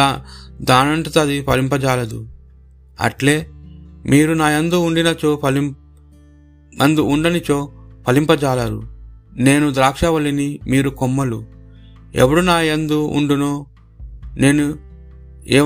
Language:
Telugu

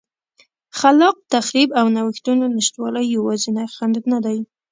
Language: Pashto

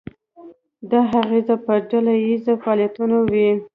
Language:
Pashto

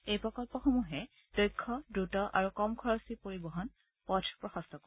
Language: Assamese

